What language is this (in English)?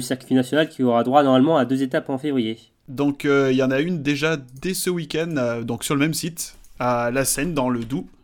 French